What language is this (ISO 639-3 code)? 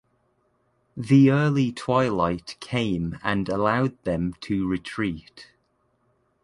eng